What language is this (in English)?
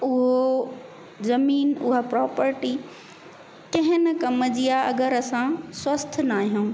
Sindhi